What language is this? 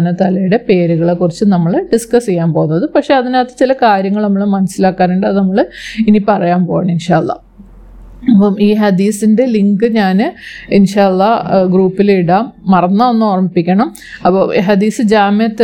Malayalam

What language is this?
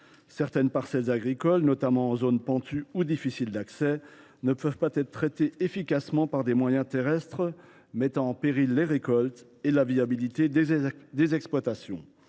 French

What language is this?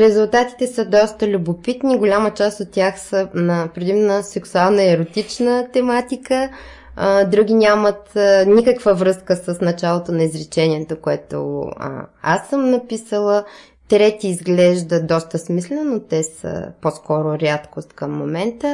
Bulgarian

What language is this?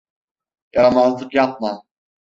Turkish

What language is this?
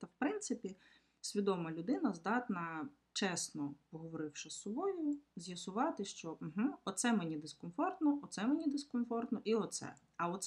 Ukrainian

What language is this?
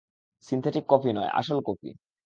Bangla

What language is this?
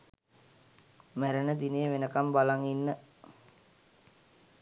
Sinhala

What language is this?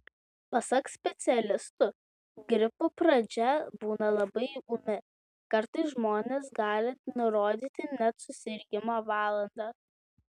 Lithuanian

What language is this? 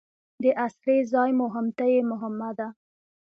Pashto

